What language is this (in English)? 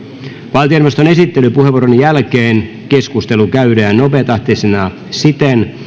Finnish